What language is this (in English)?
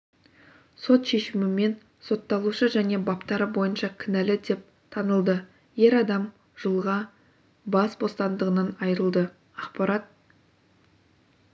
Kazakh